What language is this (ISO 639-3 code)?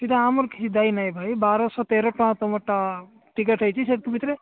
ori